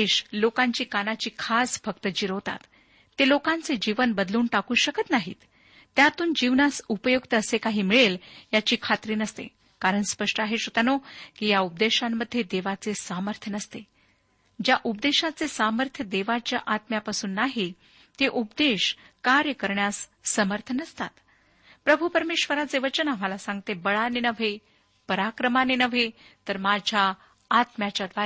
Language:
Marathi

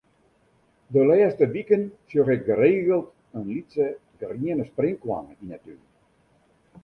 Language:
Western Frisian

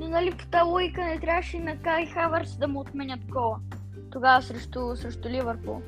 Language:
Bulgarian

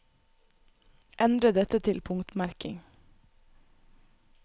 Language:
Norwegian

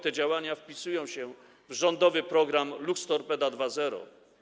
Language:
Polish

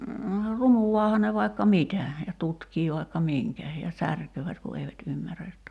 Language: Finnish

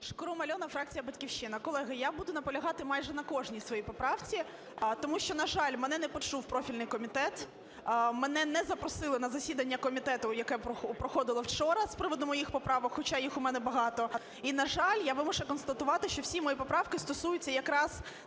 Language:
Ukrainian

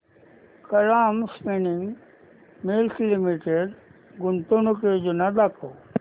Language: Marathi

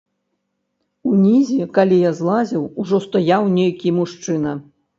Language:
Belarusian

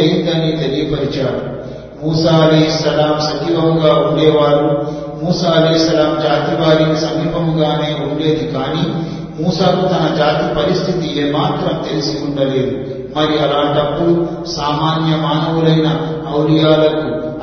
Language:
Telugu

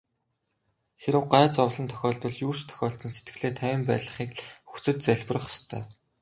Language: Mongolian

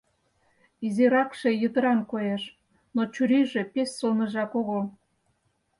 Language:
Mari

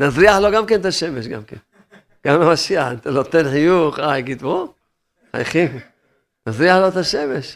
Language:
Hebrew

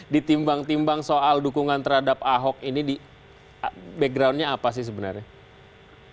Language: Indonesian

